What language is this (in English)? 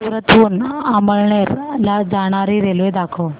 Marathi